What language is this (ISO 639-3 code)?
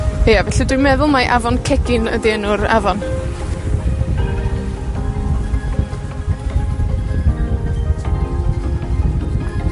cym